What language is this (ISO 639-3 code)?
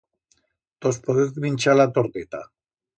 arg